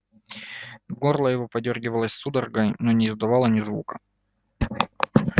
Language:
Russian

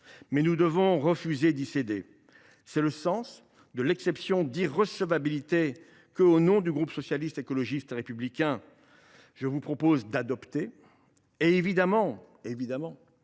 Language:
French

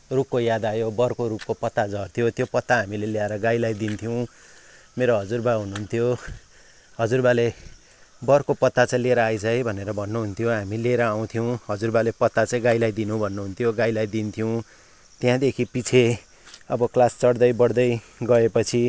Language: Nepali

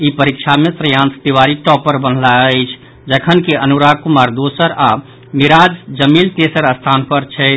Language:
Maithili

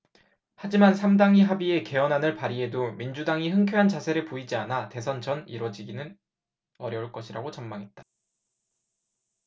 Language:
Korean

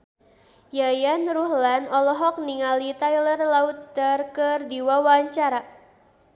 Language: Sundanese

